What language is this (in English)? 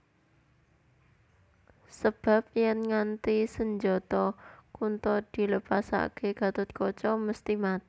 Javanese